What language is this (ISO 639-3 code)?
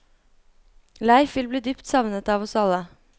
nor